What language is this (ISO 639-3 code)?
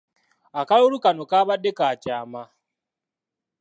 lug